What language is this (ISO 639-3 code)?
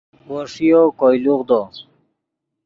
ydg